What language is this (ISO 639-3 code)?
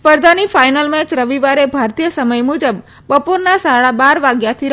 guj